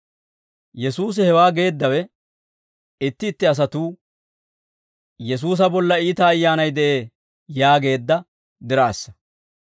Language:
Dawro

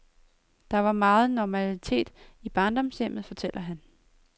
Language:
Danish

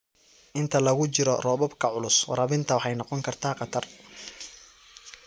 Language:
Somali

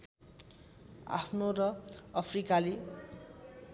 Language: Nepali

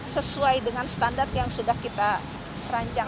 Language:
Indonesian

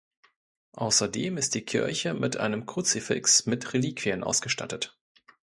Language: German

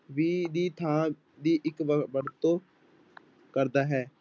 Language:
Punjabi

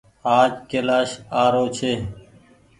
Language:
Goaria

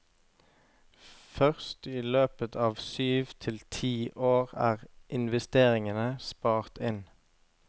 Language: Norwegian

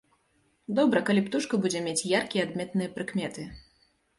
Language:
Belarusian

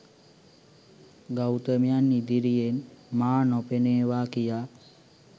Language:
Sinhala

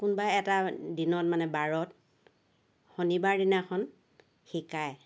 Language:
Assamese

